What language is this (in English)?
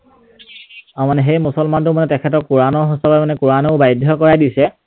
Assamese